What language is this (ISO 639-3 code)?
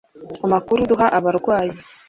kin